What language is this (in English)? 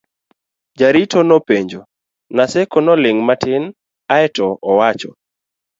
Luo (Kenya and Tanzania)